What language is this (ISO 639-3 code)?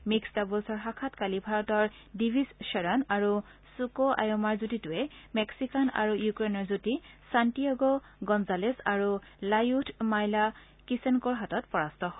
asm